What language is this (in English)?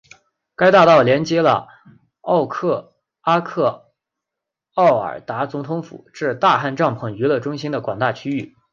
Chinese